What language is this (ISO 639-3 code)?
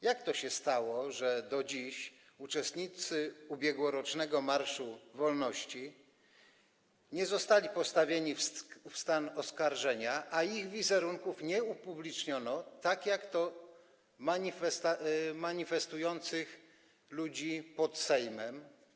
pol